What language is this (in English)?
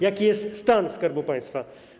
Polish